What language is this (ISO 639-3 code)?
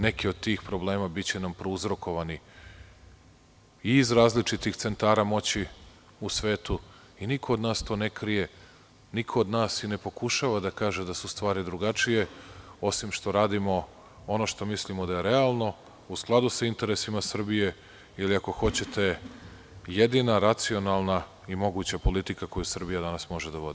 srp